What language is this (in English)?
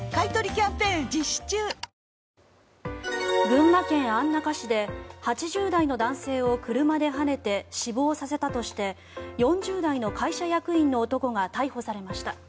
Japanese